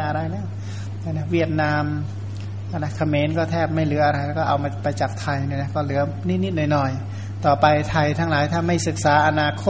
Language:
Thai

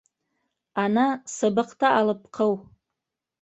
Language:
Bashkir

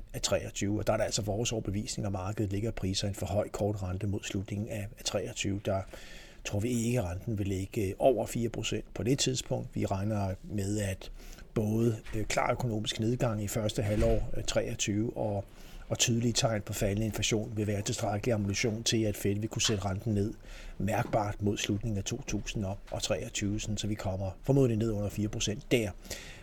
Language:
Danish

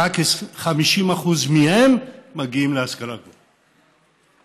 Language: Hebrew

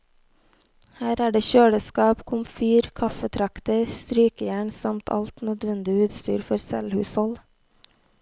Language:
Norwegian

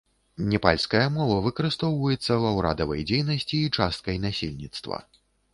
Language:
Belarusian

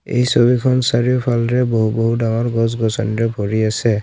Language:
Assamese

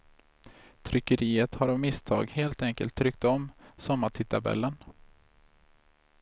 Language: Swedish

